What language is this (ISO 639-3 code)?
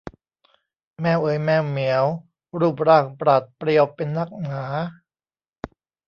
tha